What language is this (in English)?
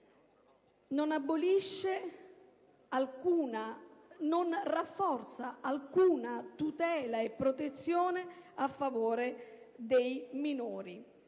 Italian